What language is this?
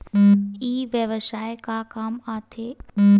Chhattisgarhi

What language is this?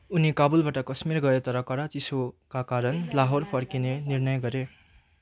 Nepali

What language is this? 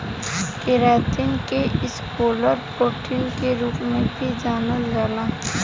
Bhojpuri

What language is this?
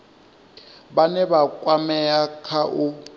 Venda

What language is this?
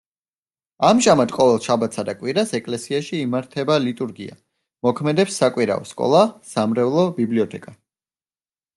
Georgian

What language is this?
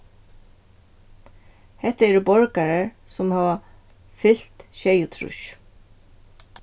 Faroese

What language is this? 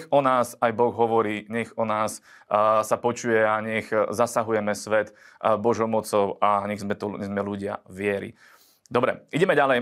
Slovak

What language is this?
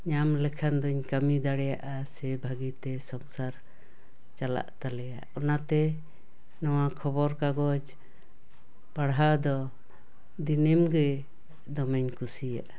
Santali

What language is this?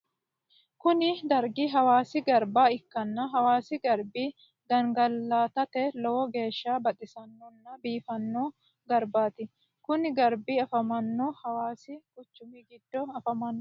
Sidamo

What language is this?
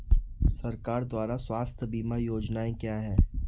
Hindi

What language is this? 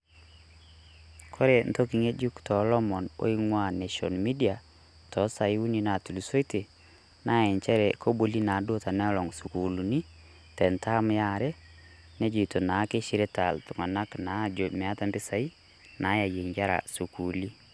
Masai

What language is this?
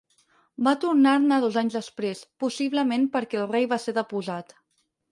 Catalan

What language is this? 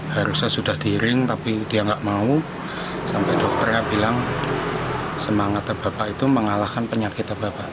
Indonesian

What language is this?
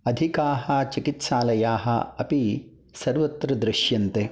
Sanskrit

